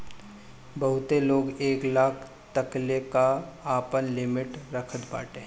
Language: Bhojpuri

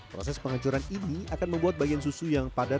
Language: Indonesian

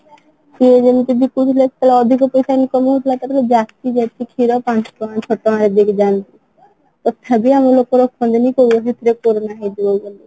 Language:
Odia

